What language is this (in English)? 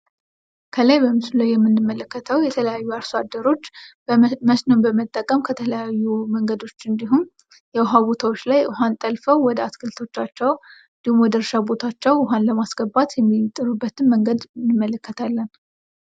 Amharic